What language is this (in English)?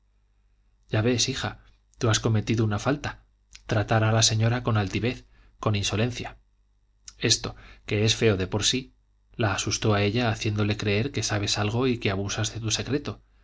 Spanish